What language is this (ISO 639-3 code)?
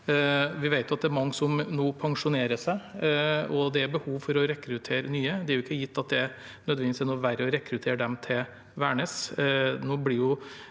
nor